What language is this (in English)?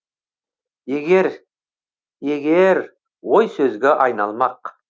Kazakh